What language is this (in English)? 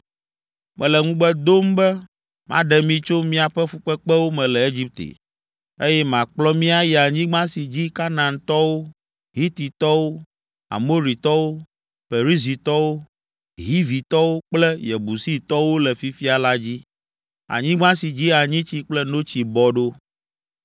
Ewe